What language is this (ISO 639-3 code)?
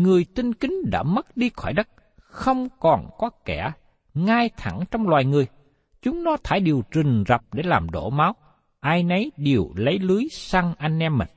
vie